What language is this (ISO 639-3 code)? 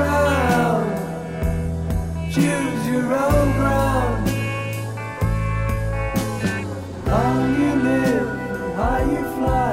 heb